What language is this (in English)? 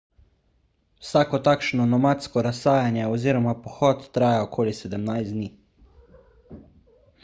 Slovenian